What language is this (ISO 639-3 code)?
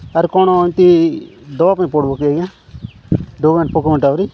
ori